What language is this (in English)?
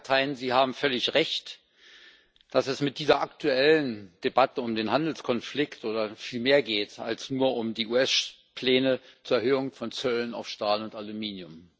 German